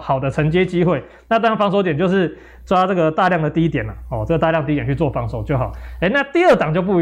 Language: Chinese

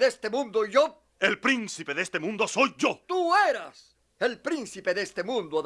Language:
Spanish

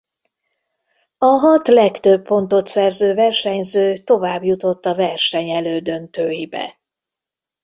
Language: Hungarian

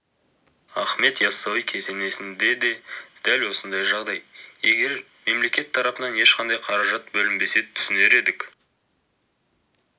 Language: Kazakh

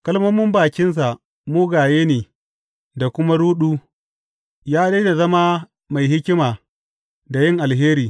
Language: Hausa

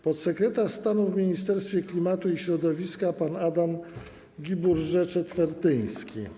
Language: Polish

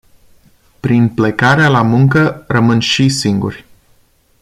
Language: Romanian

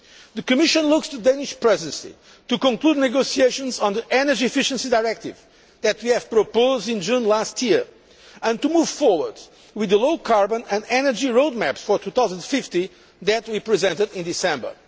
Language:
English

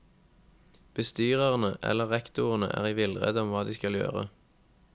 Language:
Norwegian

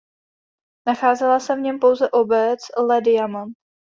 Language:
Czech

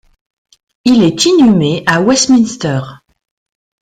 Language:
French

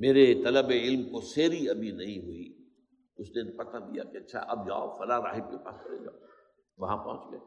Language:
Urdu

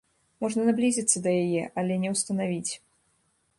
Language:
Belarusian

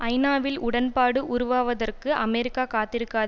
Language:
Tamil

